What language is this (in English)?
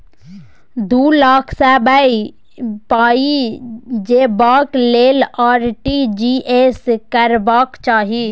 Maithili